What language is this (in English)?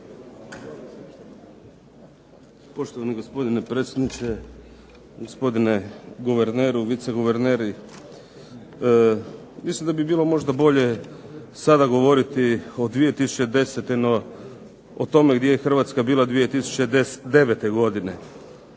Croatian